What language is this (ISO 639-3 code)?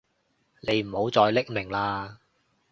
yue